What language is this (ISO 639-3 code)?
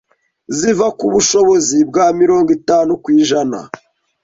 kin